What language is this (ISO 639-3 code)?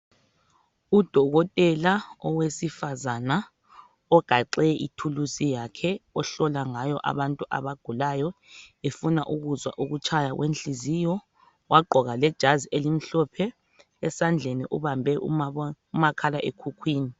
nde